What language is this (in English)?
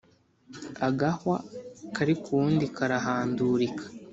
Kinyarwanda